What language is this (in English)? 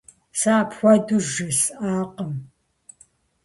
Kabardian